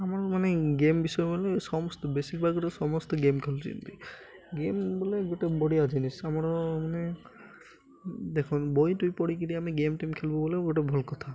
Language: Odia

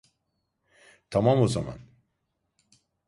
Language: Turkish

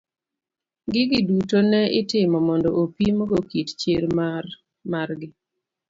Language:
Luo (Kenya and Tanzania)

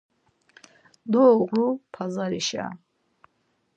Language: Laz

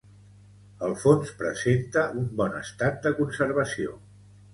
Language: Catalan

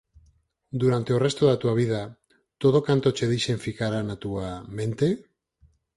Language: Galician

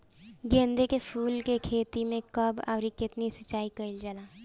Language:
Bhojpuri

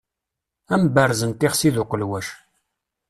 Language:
Kabyle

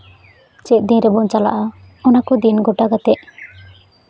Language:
Santali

